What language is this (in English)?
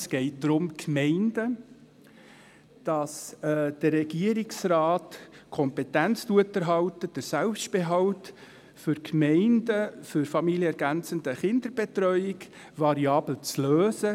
Swiss German